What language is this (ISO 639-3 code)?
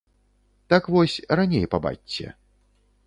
bel